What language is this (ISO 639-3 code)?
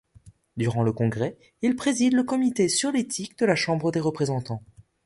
fra